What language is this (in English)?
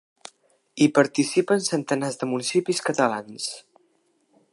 Catalan